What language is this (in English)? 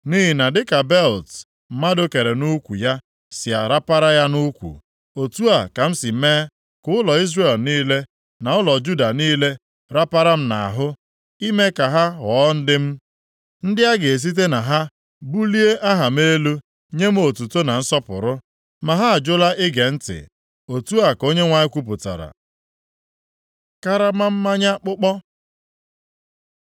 Igbo